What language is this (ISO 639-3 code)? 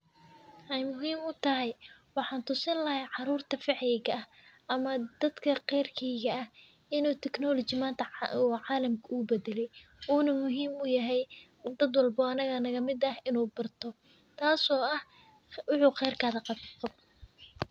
som